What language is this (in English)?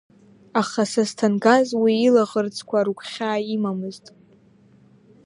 Abkhazian